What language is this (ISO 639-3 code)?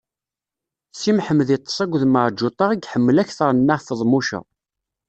kab